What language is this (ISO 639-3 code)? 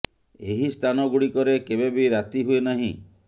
ori